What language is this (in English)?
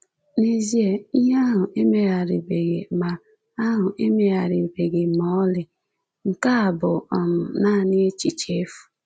Igbo